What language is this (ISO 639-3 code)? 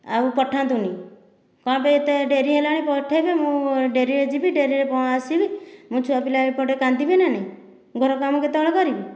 ori